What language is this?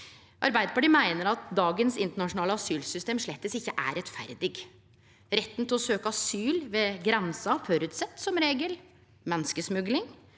Norwegian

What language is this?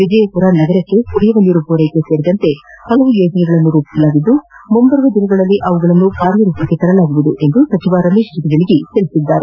Kannada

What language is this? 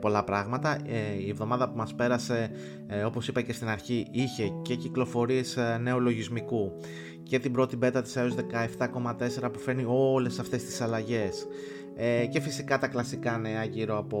Greek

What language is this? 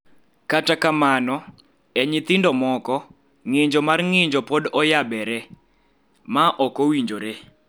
Luo (Kenya and Tanzania)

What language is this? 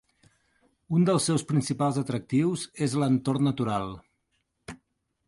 Catalan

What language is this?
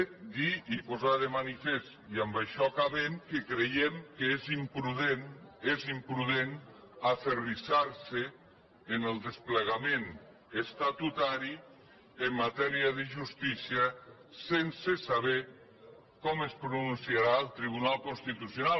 Catalan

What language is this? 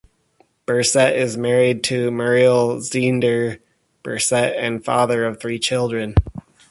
English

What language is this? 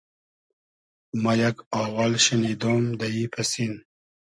Hazaragi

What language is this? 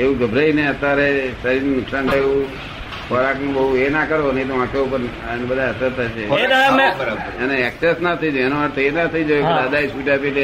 Gujarati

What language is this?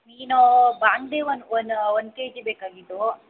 Kannada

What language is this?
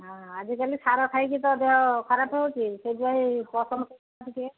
Odia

